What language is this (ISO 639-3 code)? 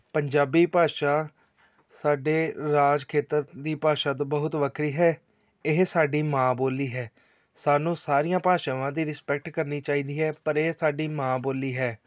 pan